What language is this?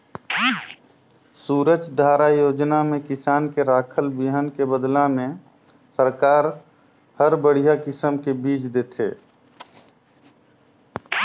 Chhattisgarhi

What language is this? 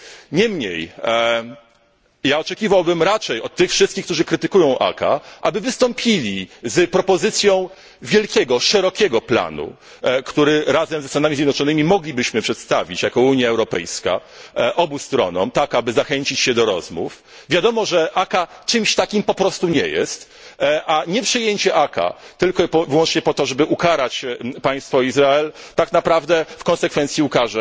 Polish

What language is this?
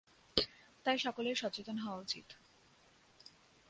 Bangla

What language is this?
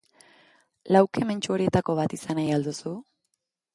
Basque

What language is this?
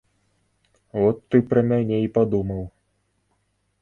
Belarusian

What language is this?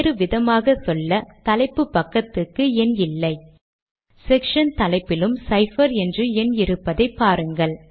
Tamil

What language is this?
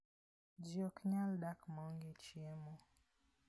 Luo (Kenya and Tanzania)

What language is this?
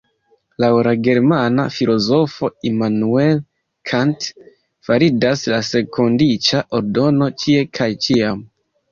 Esperanto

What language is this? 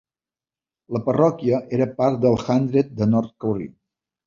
Catalan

